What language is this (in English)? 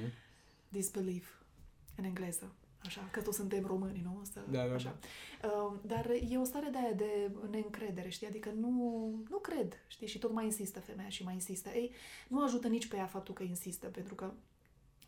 Romanian